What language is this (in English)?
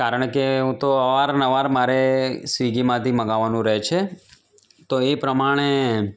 Gujarati